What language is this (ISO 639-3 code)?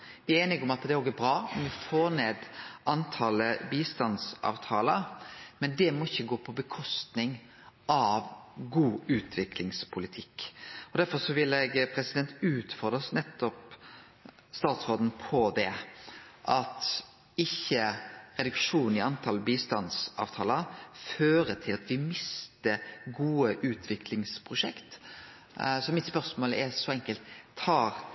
nno